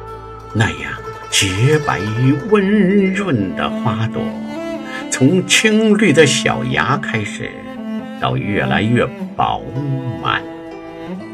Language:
Chinese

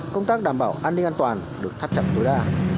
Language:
Vietnamese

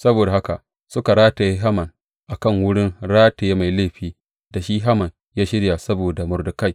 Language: Hausa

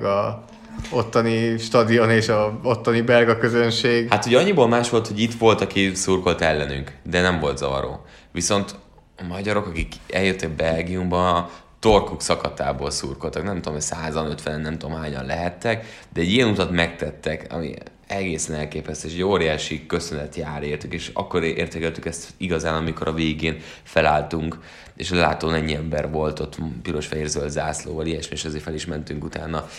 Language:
Hungarian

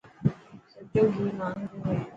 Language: Dhatki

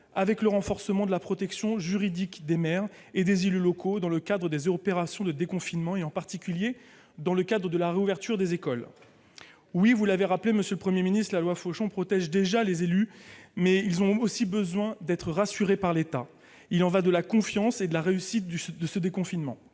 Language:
French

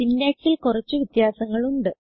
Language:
Malayalam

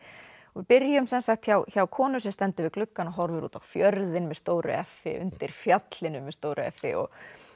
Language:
Icelandic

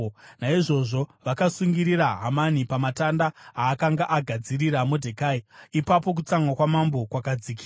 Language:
Shona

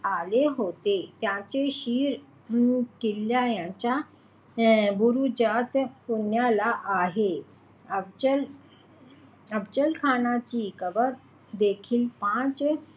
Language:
Marathi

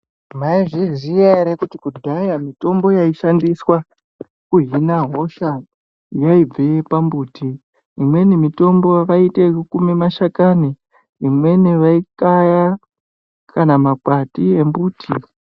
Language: Ndau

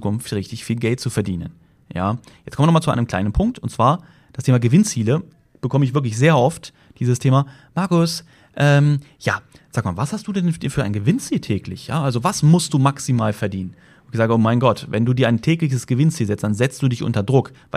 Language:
German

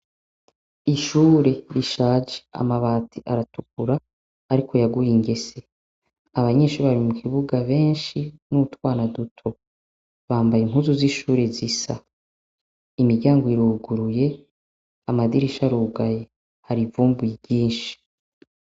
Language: Rundi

